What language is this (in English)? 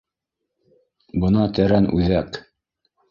Bashkir